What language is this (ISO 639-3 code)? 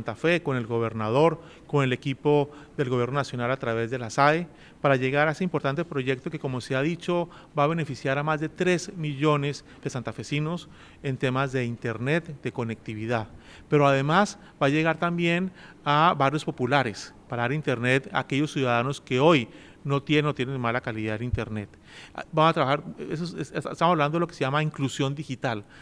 spa